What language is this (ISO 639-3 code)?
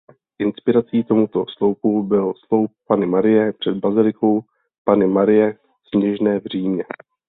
ces